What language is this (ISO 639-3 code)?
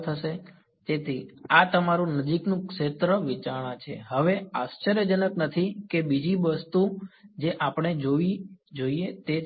guj